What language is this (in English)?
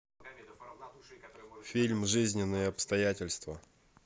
Russian